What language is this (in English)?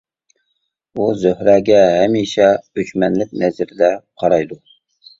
Uyghur